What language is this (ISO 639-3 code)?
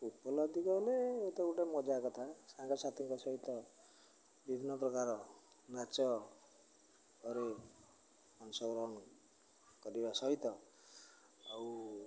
ori